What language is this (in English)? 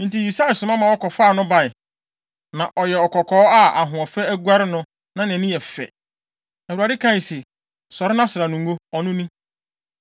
Akan